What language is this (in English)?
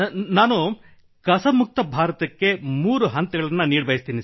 Kannada